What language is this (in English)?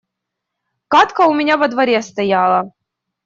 Russian